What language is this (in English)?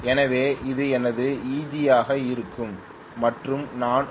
Tamil